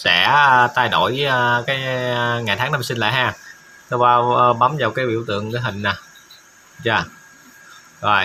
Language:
Vietnamese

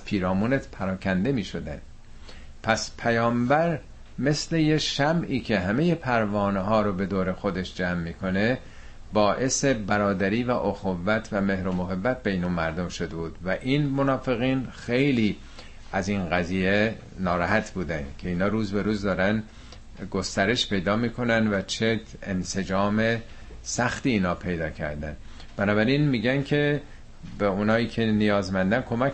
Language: Persian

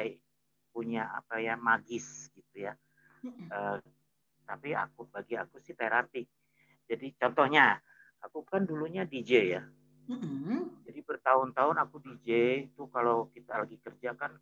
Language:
Indonesian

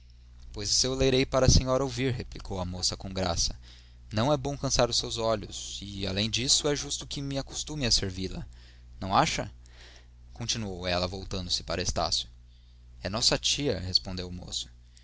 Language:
Portuguese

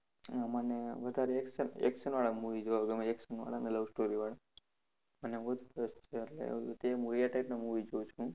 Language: Gujarati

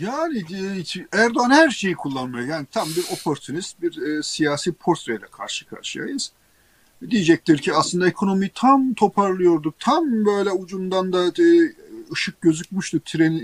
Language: Turkish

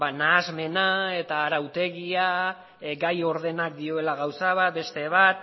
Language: Basque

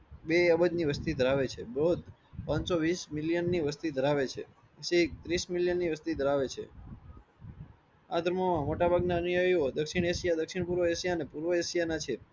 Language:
Gujarati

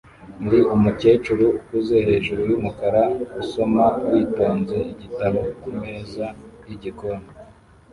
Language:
Kinyarwanda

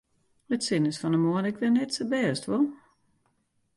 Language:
Western Frisian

